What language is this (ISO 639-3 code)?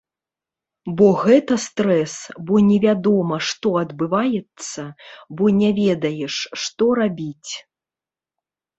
bel